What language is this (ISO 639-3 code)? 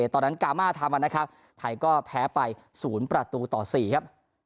tha